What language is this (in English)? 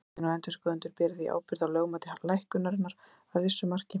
Icelandic